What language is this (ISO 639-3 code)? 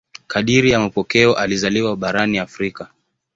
swa